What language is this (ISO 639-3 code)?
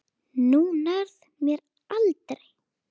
isl